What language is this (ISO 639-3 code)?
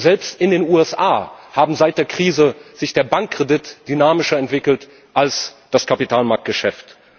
deu